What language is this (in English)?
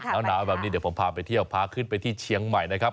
Thai